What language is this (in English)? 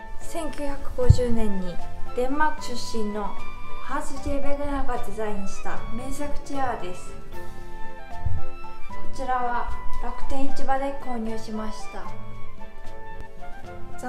Japanese